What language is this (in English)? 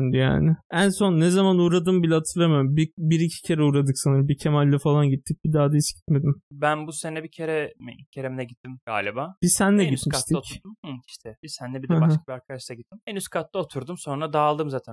Turkish